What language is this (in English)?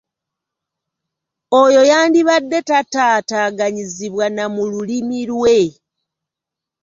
Ganda